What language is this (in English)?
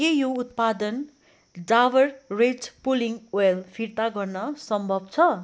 Nepali